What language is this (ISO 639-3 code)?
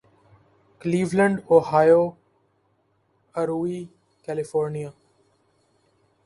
urd